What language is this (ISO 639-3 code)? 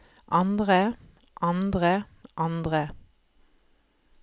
nor